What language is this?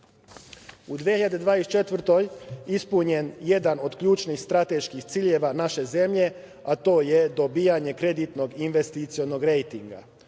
Serbian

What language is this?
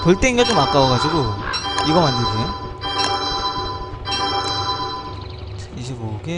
Korean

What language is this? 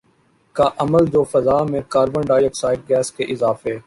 Urdu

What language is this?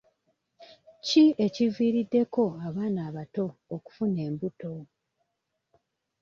Ganda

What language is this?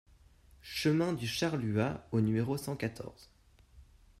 French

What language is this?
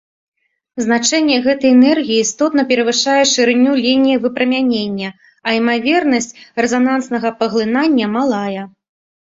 Belarusian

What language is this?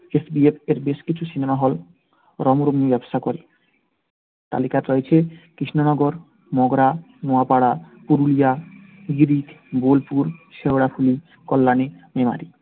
Bangla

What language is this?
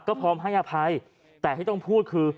Thai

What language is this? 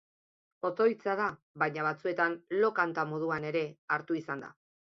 Basque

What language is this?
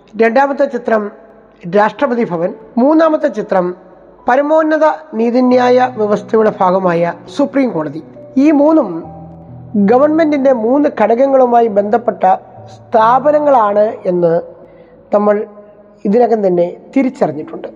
Malayalam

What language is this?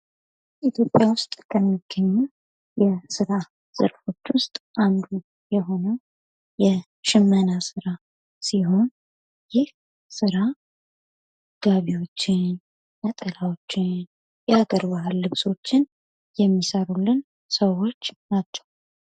Amharic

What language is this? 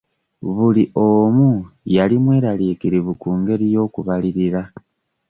Ganda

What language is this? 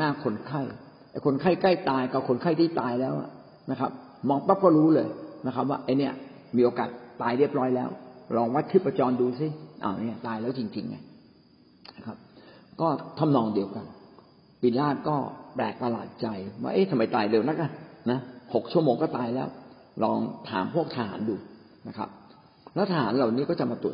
Thai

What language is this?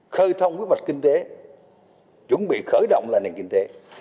Vietnamese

